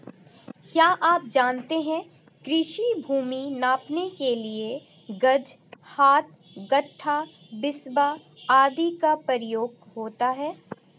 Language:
Hindi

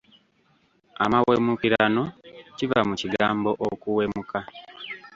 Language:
Ganda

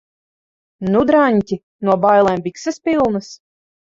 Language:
Latvian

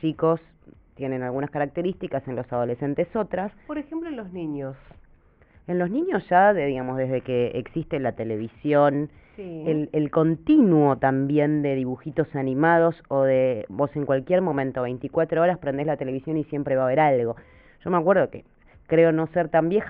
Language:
Spanish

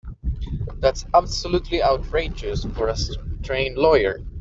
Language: English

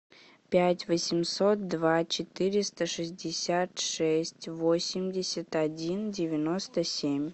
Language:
Russian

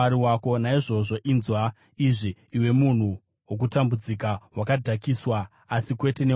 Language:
Shona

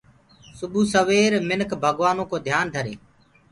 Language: Gurgula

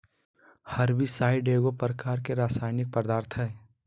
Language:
Magahi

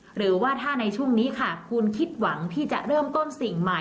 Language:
Thai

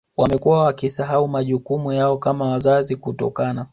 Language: Swahili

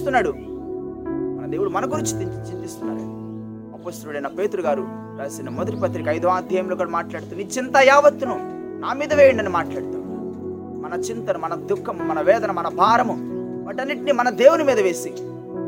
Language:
Telugu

